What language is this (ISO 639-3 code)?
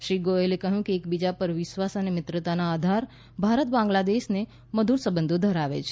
guj